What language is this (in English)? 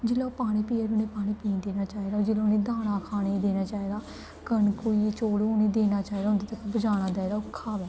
Dogri